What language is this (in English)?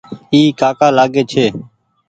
Goaria